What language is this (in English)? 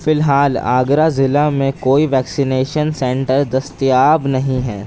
Urdu